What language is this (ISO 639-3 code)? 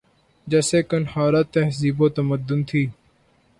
urd